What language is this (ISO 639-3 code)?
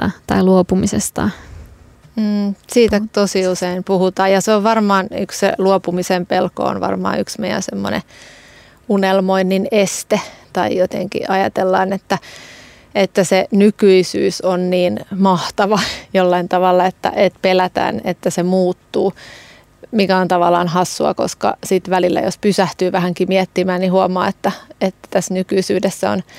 fin